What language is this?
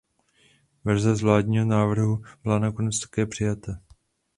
Czech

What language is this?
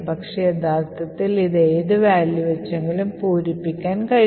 Malayalam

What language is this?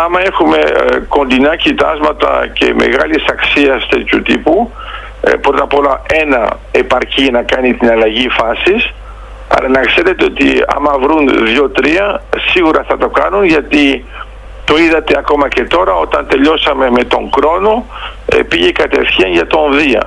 Greek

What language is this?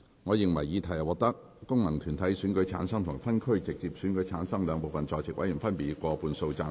Cantonese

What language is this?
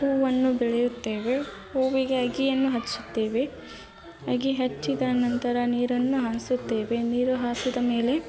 Kannada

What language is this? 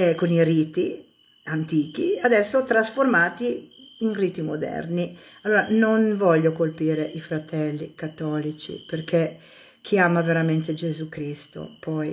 Italian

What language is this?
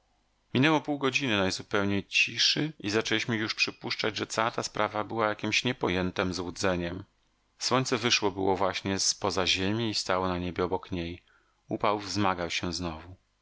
Polish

